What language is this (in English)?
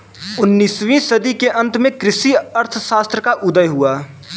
Hindi